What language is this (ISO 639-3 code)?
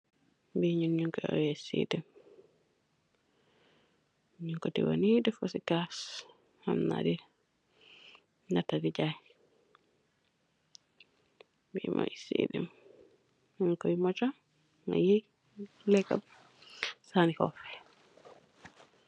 wol